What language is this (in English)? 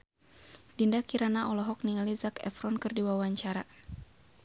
Sundanese